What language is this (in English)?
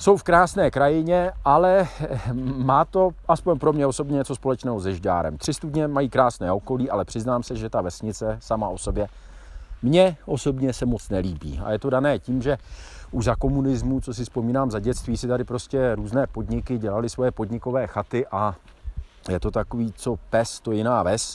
Czech